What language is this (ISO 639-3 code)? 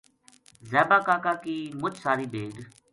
gju